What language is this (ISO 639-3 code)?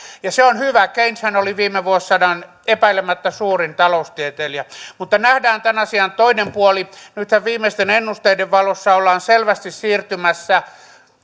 fin